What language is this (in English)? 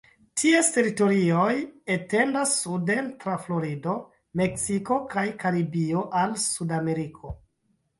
Esperanto